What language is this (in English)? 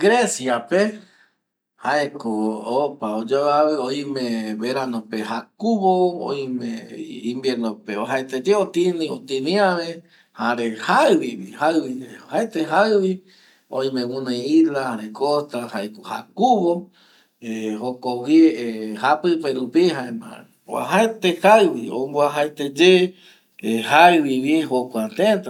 Eastern Bolivian Guaraní